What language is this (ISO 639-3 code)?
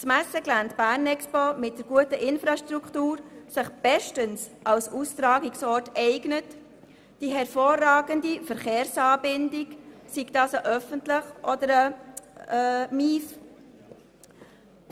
gsw